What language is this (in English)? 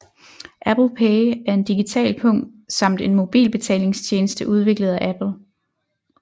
Danish